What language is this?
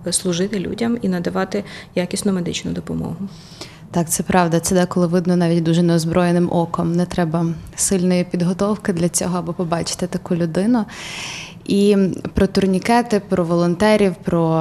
Ukrainian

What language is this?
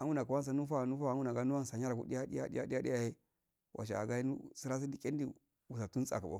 Afade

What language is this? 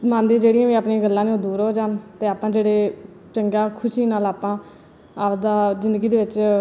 Punjabi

